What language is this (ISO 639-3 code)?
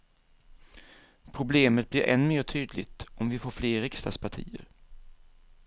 swe